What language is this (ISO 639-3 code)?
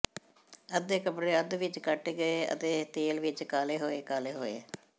pan